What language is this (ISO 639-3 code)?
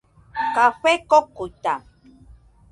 hux